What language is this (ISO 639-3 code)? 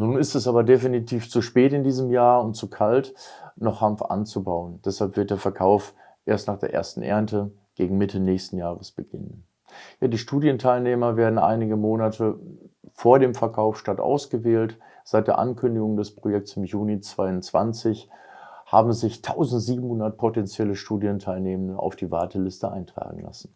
deu